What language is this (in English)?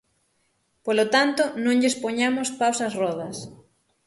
Galician